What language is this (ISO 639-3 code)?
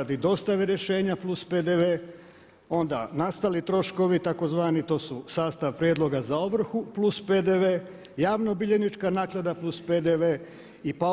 hrv